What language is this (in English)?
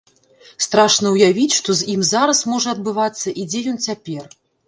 Belarusian